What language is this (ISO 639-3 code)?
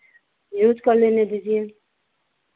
hin